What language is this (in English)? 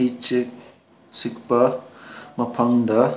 Manipuri